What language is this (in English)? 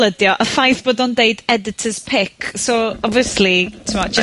Welsh